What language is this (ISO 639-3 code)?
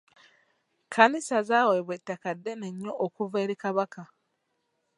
lug